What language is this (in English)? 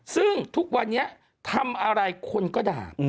Thai